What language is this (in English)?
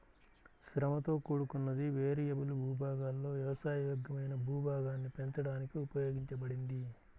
Telugu